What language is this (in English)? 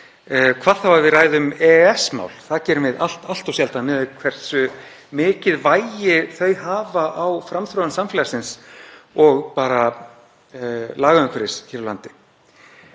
Icelandic